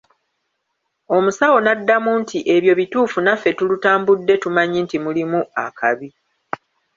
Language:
Ganda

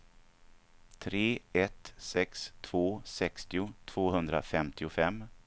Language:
Swedish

